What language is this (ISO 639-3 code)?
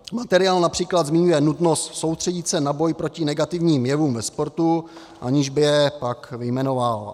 ces